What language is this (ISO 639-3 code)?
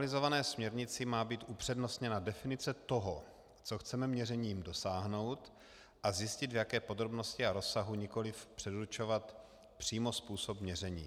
ces